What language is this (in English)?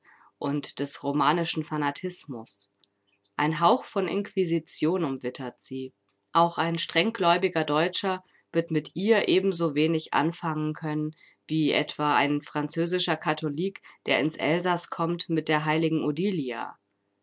German